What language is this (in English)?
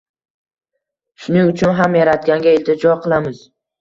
Uzbek